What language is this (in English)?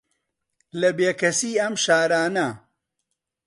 Central Kurdish